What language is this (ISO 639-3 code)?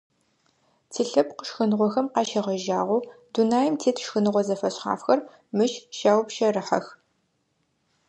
ady